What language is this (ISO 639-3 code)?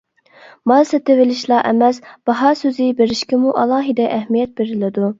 uig